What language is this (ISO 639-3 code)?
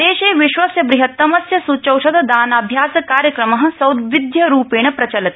san